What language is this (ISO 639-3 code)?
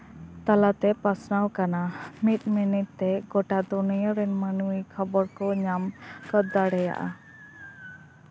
sat